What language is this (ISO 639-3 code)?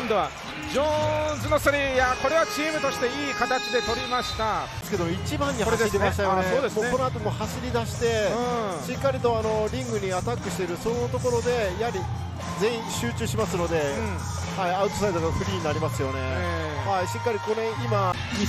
jpn